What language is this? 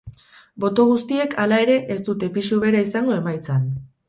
Basque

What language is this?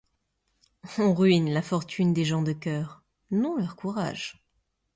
French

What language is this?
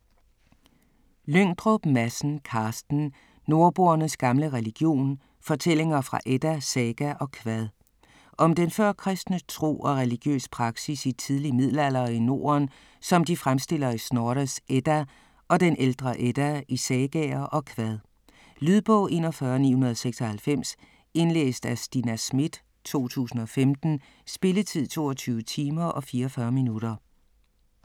Danish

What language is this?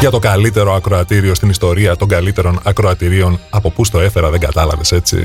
Greek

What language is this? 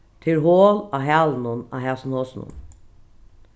Faroese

